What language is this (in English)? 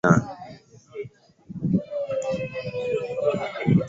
Swahili